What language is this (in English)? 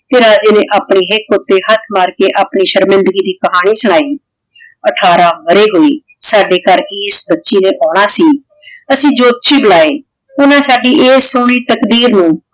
Punjabi